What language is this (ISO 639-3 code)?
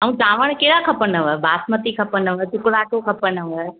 snd